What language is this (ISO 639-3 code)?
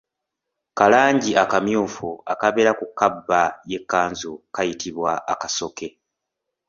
lug